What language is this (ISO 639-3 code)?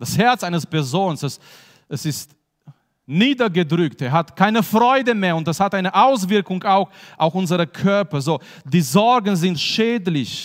deu